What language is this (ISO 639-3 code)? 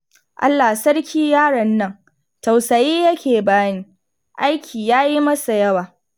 hau